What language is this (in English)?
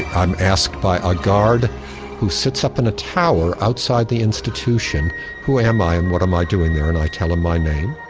English